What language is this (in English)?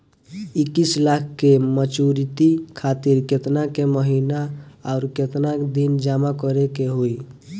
Bhojpuri